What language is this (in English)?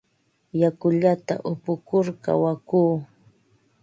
Ambo-Pasco Quechua